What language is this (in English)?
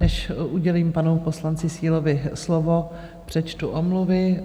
Czech